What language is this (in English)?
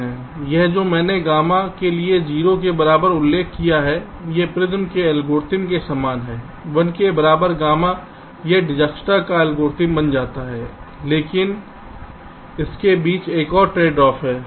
Hindi